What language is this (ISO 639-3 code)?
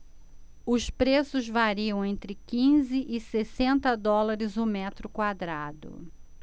por